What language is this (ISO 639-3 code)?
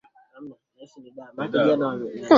swa